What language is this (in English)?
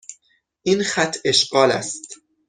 Persian